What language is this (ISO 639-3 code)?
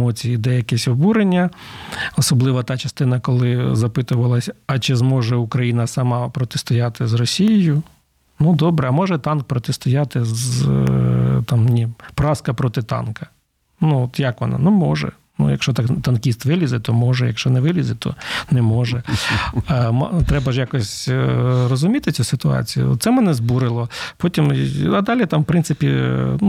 ukr